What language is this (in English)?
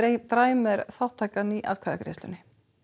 Icelandic